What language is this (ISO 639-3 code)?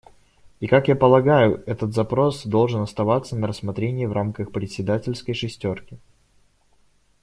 rus